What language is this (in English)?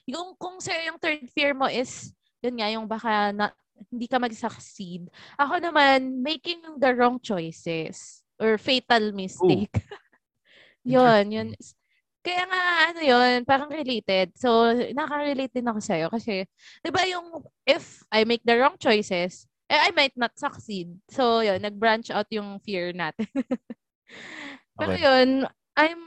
Filipino